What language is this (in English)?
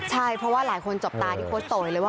Thai